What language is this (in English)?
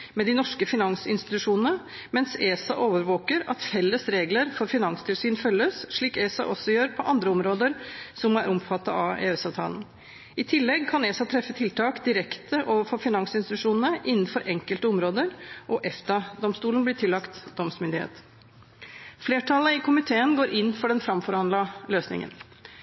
Norwegian Bokmål